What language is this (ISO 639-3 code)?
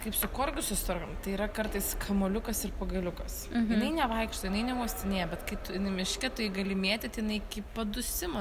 lit